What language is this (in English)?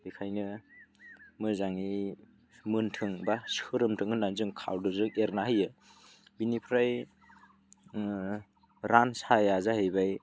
Bodo